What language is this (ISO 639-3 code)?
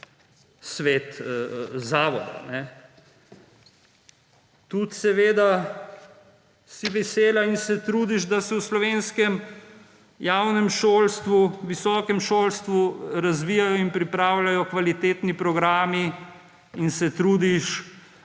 slv